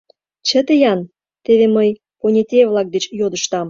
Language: Mari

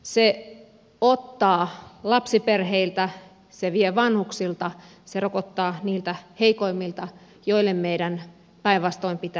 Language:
Finnish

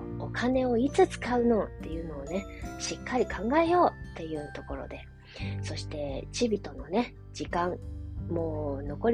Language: Japanese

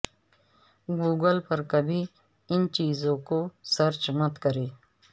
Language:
Urdu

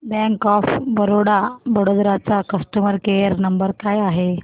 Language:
Marathi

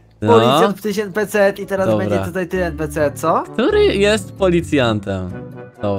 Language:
Polish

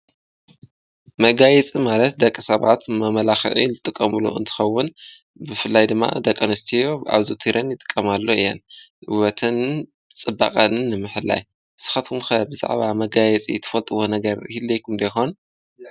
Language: Tigrinya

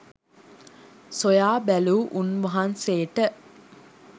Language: Sinhala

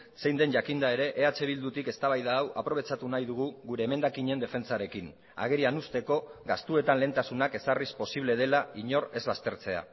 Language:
Basque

